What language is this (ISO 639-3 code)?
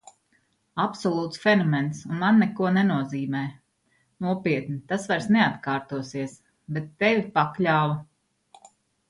lav